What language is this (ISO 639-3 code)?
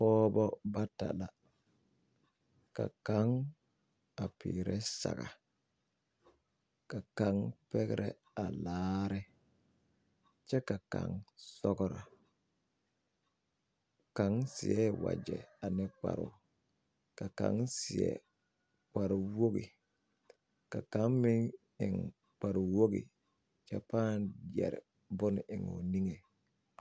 dga